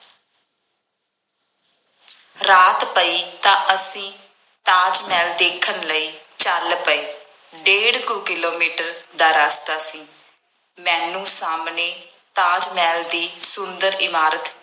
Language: Punjabi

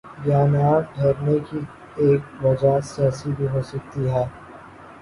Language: Urdu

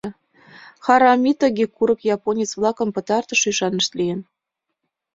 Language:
Mari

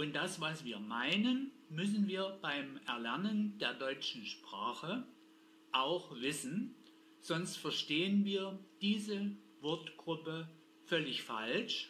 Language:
German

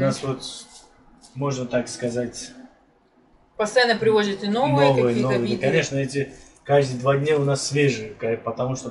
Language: Russian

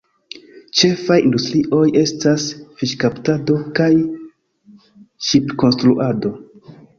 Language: Esperanto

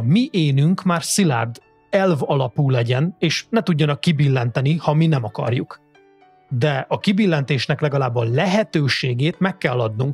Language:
Hungarian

